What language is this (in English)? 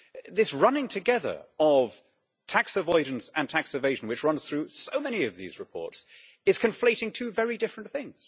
English